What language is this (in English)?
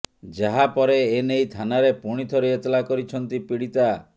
Odia